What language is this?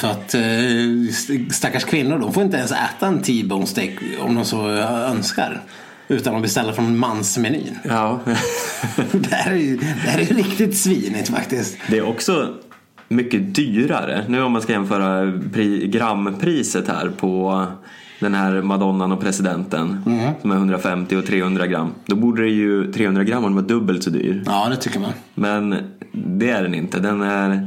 Swedish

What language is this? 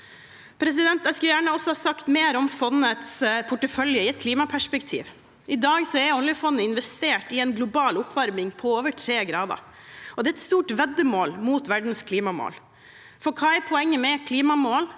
Norwegian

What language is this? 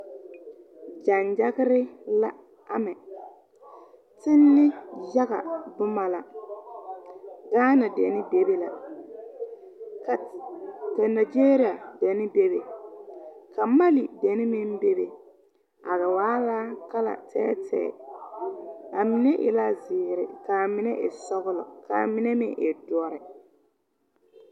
Southern Dagaare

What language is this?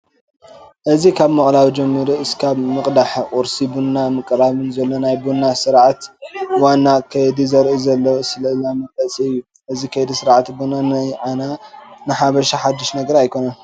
Tigrinya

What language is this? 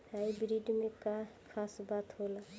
Bhojpuri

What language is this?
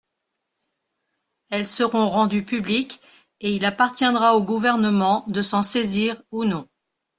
French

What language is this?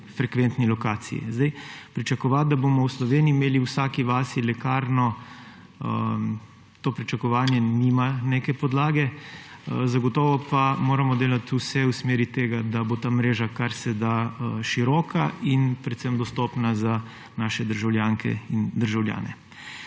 Slovenian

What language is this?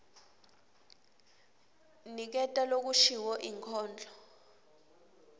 Swati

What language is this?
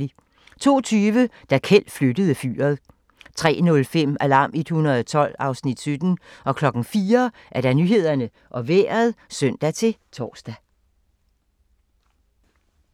Danish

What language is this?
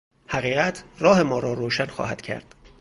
Persian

